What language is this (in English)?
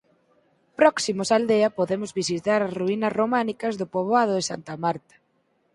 Galician